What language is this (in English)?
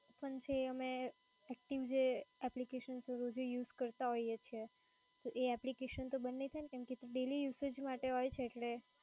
Gujarati